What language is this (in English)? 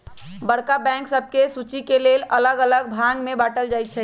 Magahi